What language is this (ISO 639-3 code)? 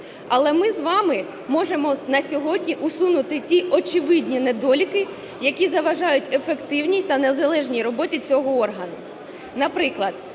ukr